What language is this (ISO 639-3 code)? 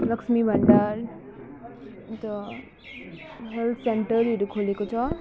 nep